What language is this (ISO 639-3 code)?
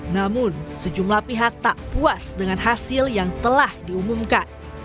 ind